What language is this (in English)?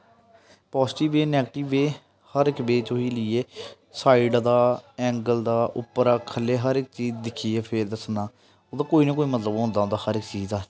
Dogri